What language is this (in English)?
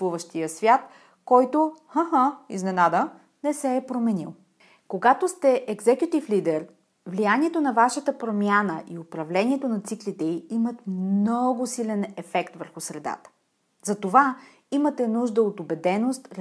Bulgarian